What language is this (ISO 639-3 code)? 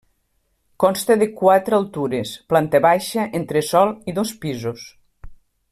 cat